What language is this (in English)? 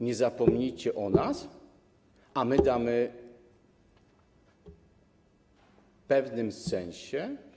Polish